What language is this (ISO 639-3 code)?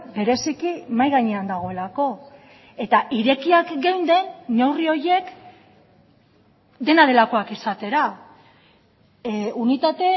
eus